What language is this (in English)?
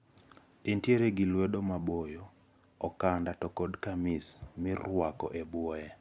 Luo (Kenya and Tanzania)